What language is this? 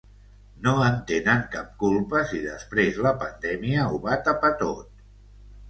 Catalan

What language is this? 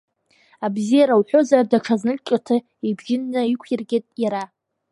Abkhazian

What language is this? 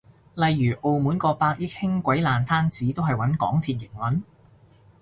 Cantonese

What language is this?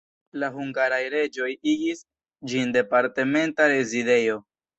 Esperanto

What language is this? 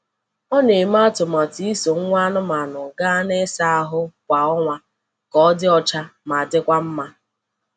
Igbo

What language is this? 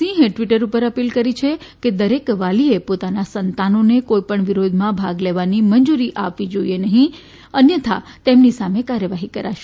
Gujarati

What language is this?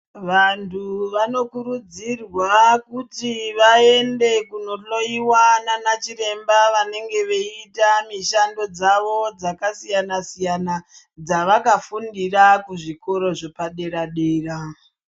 Ndau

